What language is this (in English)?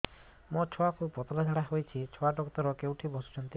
Odia